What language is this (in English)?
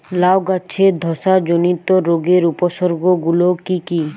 Bangla